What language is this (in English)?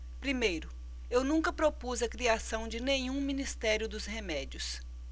Portuguese